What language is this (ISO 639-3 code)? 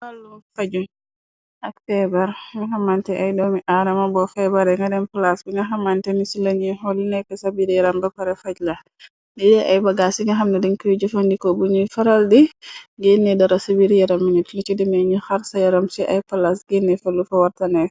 wol